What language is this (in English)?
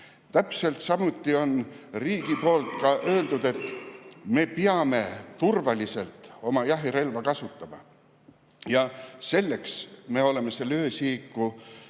Estonian